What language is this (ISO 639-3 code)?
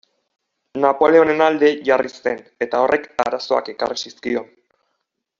eus